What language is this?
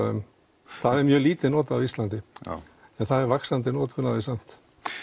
Icelandic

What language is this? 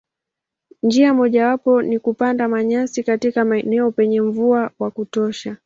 Swahili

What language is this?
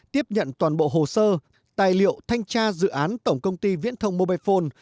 Vietnamese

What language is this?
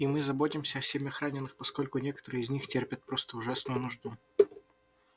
Russian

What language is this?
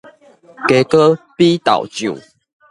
Min Nan Chinese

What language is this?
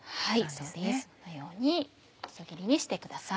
Japanese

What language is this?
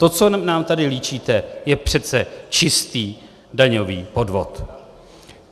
Czech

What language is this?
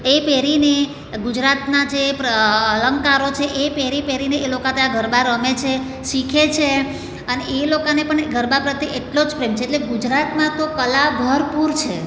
Gujarati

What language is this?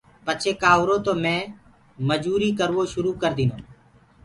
Gurgula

